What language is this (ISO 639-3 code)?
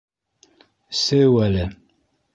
bak